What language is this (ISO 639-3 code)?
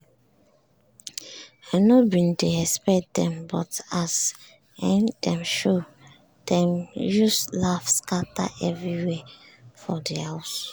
pcm